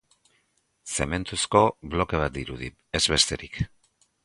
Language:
Basque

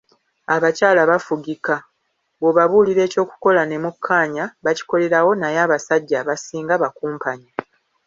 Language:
Ganda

